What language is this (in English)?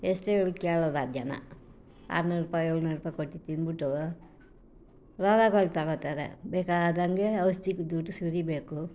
Kannada